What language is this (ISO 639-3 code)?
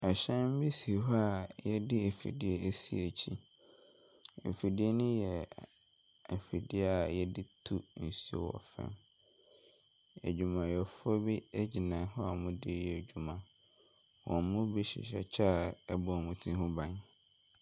aka